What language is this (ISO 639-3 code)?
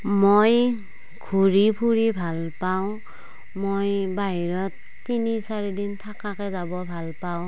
asm